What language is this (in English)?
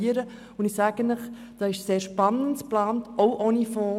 Swiss German